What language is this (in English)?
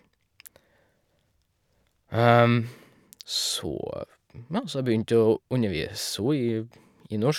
Norwegian